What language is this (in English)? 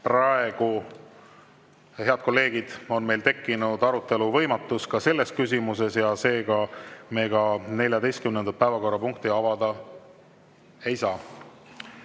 Estonian